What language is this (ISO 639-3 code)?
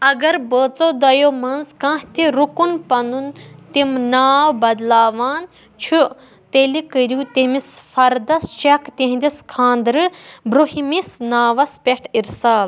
kas